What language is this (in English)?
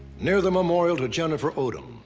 English